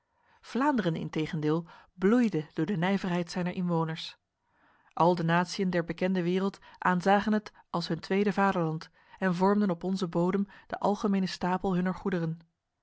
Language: Dutch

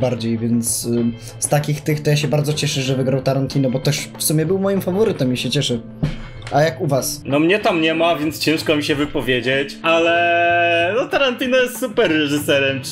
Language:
Polish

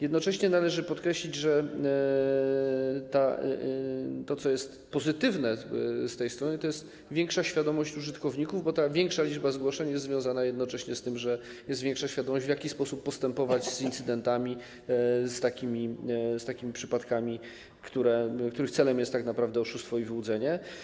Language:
Polish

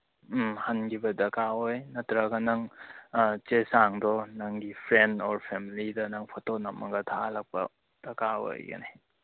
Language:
Manipuri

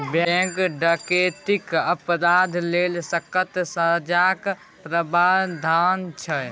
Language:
Maithili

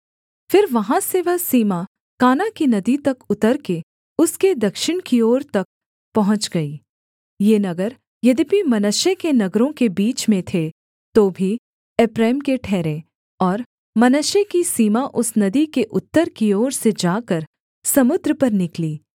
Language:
Hindi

